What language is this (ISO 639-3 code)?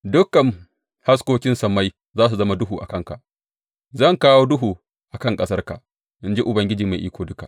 hau